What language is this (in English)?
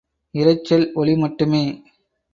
Tamil